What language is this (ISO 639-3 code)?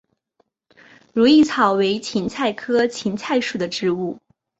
zho